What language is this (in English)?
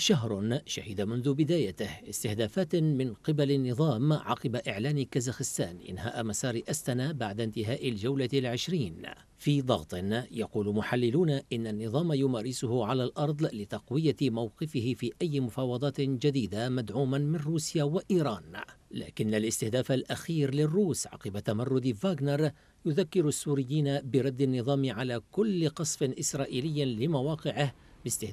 Arabic